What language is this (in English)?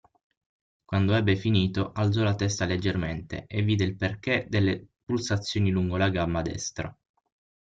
Italian